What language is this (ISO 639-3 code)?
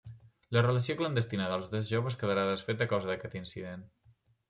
cat